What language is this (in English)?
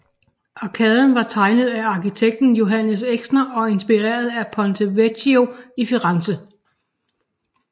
Danish